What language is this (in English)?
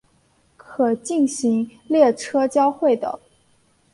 Chinese